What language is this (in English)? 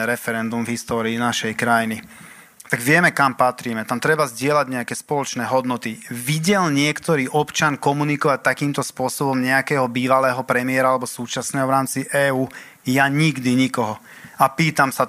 Slovak